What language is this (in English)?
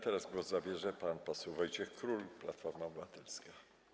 Polish